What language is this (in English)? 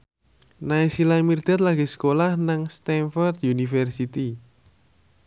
Javanese